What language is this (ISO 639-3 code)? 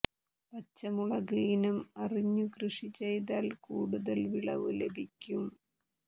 mal